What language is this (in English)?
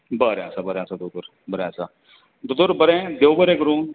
Konkani